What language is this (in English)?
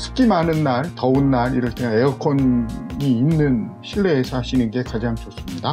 Korean